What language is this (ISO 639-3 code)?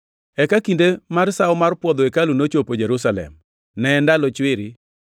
luo